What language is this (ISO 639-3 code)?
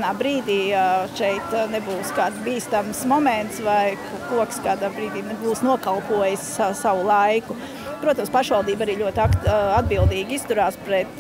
lav